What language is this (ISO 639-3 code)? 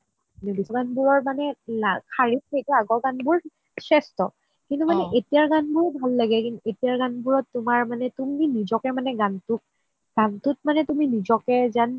asm